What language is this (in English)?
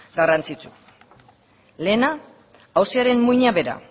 Basque